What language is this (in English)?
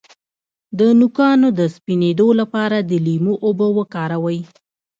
Pashto